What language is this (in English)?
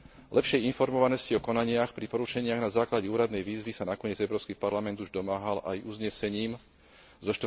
Slovak